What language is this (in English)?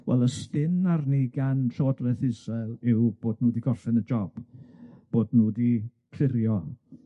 Welsh